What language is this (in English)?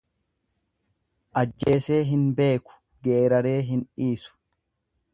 Oromo